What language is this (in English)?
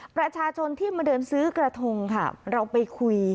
Thai